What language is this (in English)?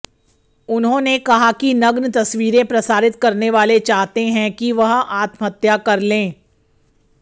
Hindi